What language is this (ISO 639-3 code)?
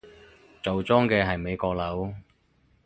yue